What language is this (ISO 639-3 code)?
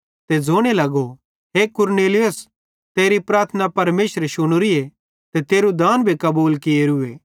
bhd